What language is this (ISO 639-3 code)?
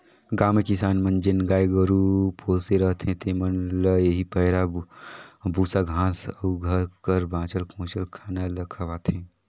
hne